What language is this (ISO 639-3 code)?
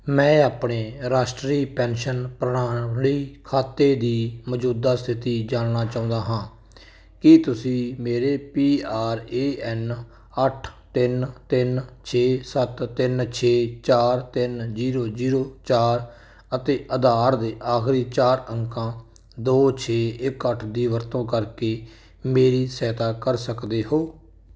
pan